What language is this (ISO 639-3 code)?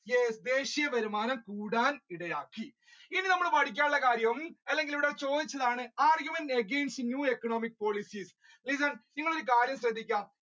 mal